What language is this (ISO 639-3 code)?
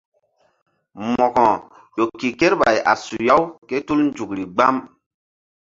mdd